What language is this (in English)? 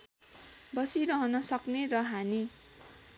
Nepali